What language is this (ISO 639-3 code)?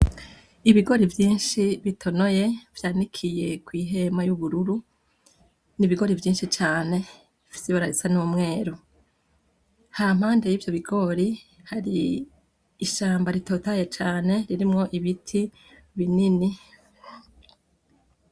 run